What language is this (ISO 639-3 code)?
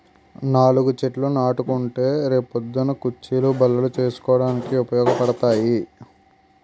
tel